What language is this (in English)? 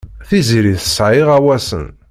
Kabyle